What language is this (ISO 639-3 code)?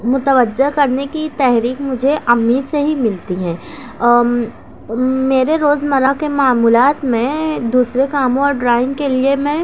urd